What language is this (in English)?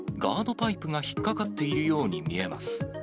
Japanese